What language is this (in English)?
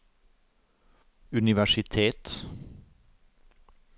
Norwegian